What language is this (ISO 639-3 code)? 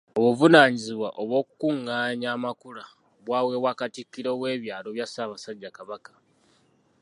lug